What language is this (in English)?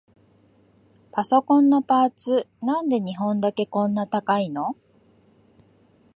Japanese